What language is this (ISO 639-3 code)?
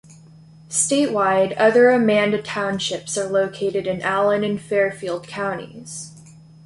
eng